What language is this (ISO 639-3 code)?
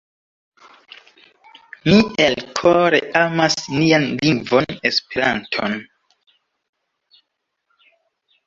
epo